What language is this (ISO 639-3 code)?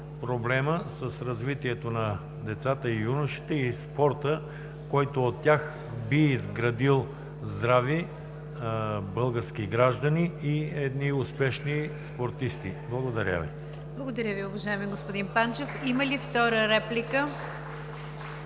bul